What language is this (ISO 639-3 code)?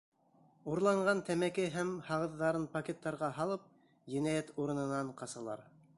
bak